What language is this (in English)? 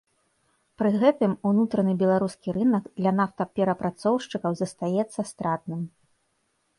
Belarusian